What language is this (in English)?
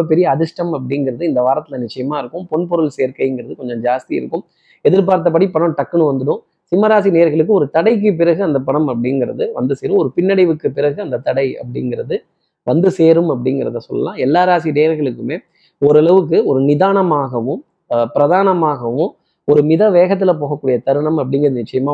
Tamil